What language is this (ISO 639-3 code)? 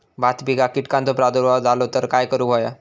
mar